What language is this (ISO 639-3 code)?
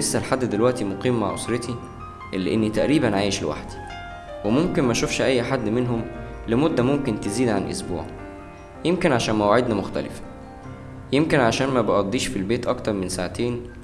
ara